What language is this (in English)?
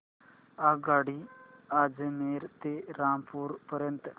Marathi